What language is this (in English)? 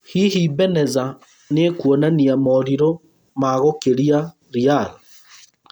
Kikuyu